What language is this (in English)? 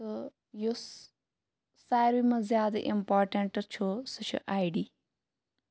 Kashmiri